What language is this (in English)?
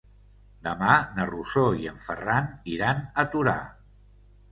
Catalan